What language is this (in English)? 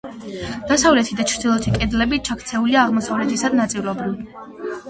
Georgian